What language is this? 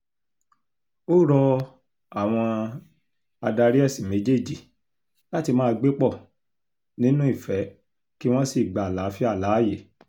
Yoruba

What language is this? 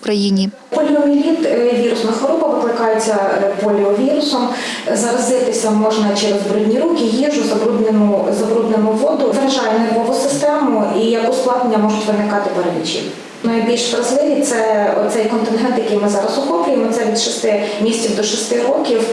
Ukrainian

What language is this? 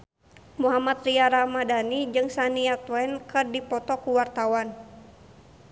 Sundanese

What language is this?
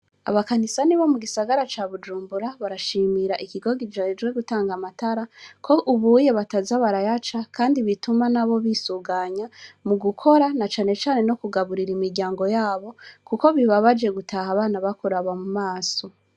Rundi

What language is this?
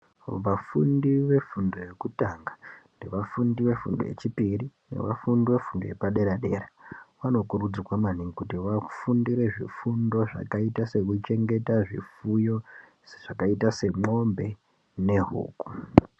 Ndau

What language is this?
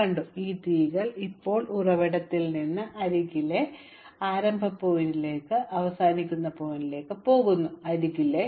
Malayalam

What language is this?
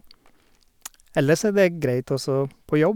Norwegian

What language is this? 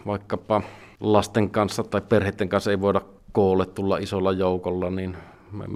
Finnish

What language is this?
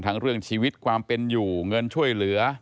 Thai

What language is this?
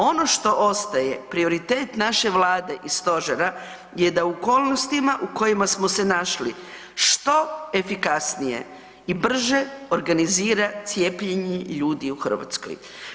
Croatian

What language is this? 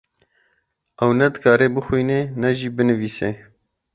Kurdish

